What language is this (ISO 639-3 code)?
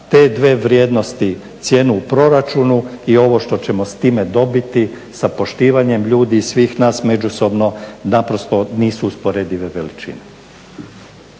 hrv